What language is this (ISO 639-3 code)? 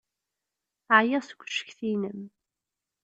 kab